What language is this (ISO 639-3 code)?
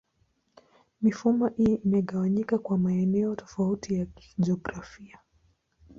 swa